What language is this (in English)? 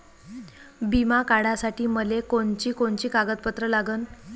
Marathi